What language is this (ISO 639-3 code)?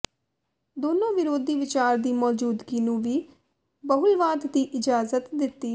pan